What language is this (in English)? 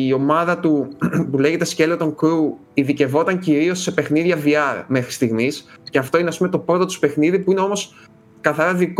Greek